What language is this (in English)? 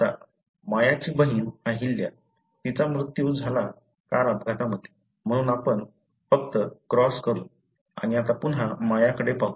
Marathi